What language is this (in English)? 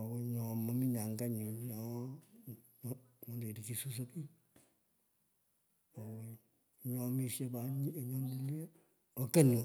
Pökoot